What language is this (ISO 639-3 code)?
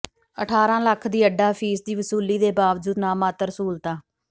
pan